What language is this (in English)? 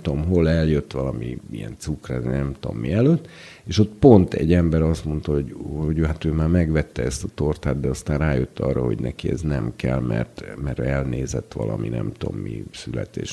Hungarian